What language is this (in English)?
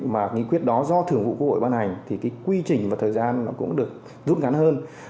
Vietnamese